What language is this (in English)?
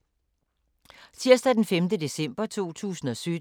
Danish